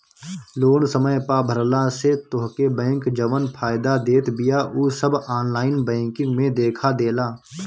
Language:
Bhojpuri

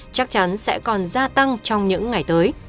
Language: Vietnamese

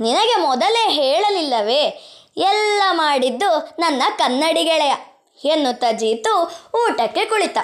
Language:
Kannada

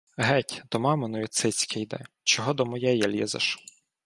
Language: Ukrainian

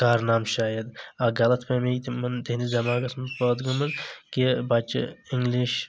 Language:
Kashmiri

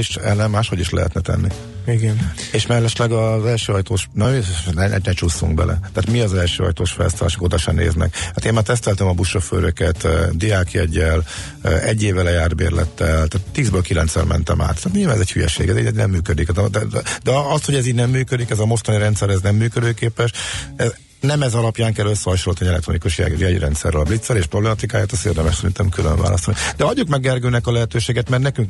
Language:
Hungarian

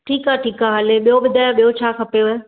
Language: Sindhi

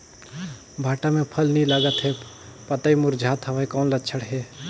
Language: Chhattisgarhi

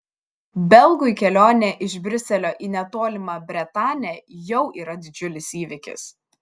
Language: Lithuanian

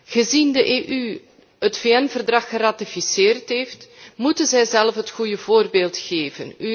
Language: Dutch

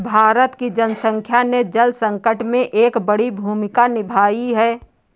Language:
Hindi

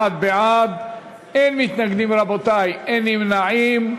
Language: Hebrew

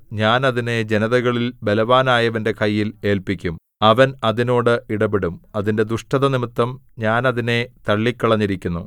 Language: Malayalam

